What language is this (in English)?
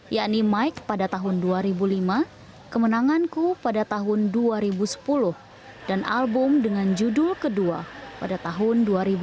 Indonesian